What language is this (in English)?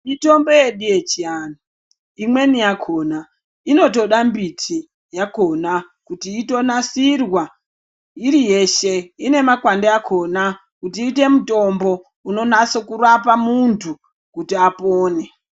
Ndau